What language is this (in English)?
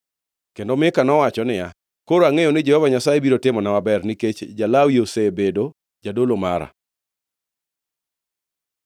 Luo (Kenya and Tanzania)